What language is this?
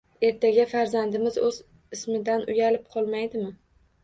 Uzbek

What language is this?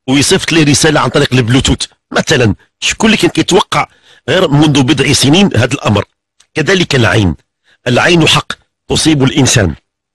Arabic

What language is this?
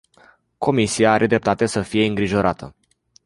Romanian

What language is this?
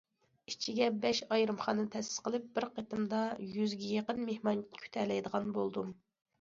Uyghur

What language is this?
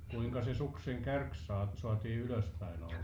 Finnish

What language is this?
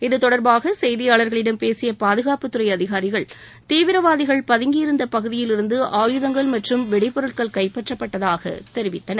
Tamil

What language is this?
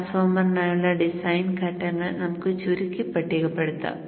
Malayalam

